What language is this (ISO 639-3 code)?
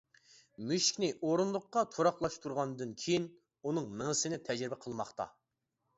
uig